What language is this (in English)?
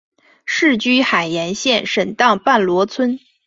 Chinese